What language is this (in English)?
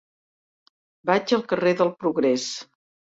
Catalan